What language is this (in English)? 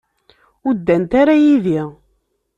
Kabyle